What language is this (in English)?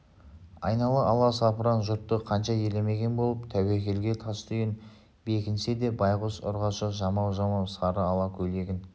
Kazakh